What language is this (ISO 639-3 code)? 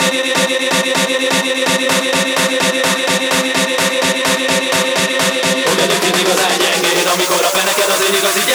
hun